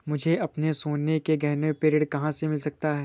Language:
Hindi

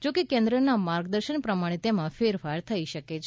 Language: Gujarati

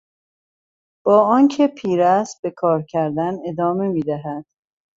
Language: Persian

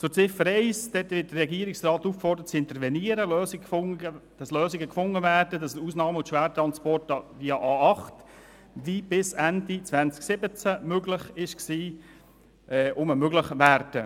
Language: Swiss German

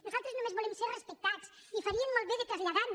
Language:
Catalan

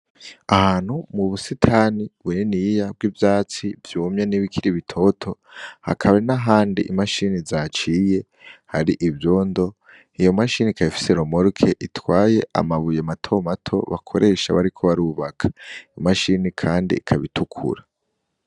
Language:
Rundi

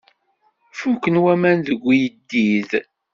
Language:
Kabyle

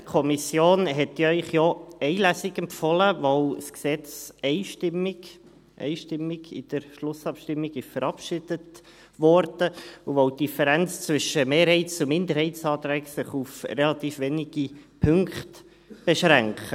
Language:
Swiss German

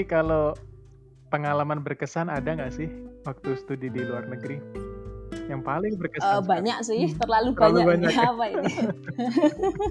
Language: Indonesian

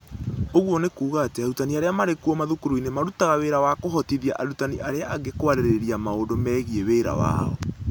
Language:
Kikuyu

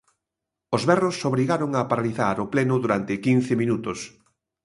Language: Galician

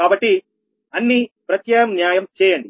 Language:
Telugu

